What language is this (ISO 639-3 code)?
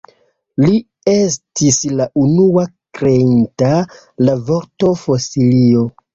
epo